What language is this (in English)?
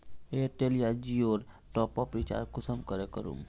Magahi